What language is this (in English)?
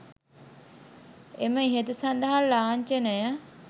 Sinhala